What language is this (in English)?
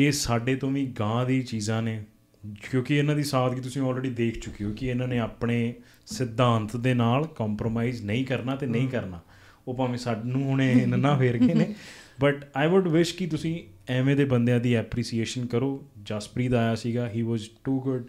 Punjabi